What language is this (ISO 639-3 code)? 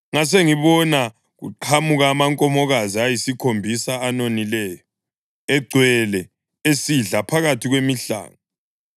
nde